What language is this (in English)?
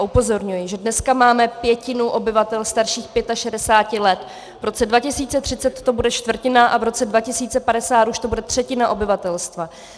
Czech